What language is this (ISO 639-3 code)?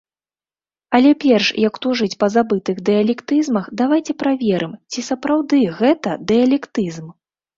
bel